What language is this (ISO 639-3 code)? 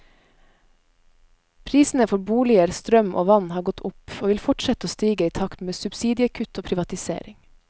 nor